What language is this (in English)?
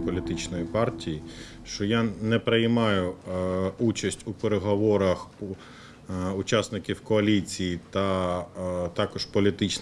Ukrainian